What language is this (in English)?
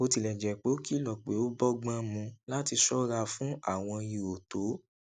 Yoruba